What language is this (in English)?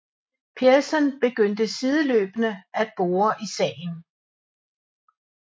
Danish